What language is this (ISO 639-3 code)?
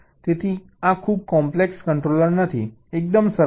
guj